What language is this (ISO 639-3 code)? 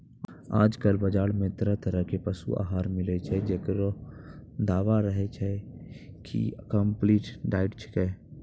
mai